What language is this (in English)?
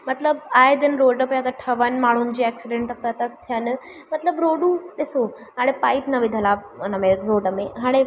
Sindhi